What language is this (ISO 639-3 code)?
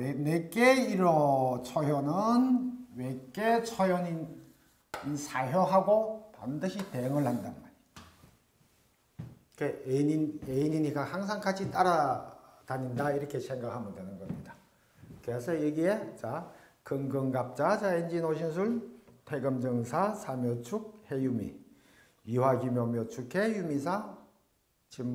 kor